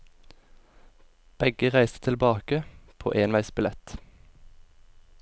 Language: Norwegian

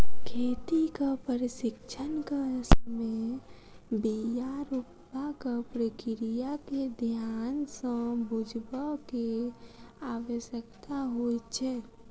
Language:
Maithili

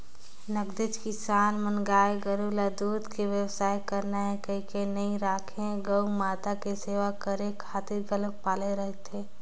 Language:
Chhattisgarhi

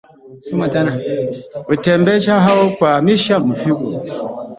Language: Swahili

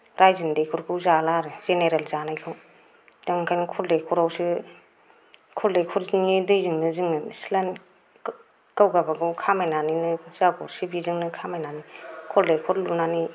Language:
Bodo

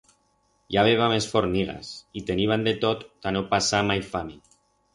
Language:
Aragonese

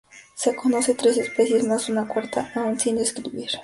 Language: Spanish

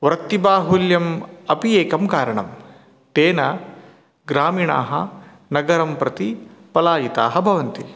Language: Sanskrit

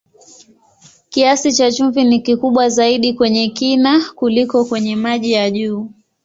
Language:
Swahili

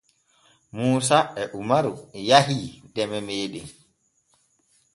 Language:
Borgu Fulfulde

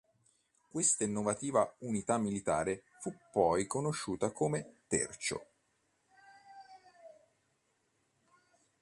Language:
Italian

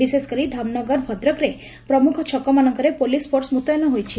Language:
Odia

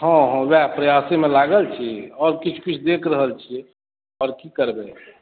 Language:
Maithili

